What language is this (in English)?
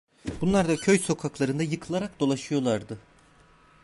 Turkish